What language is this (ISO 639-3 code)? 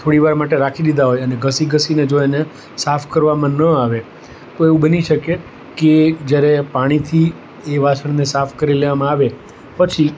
guj